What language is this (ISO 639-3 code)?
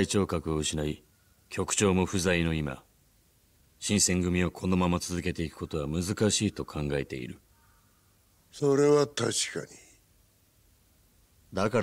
jpn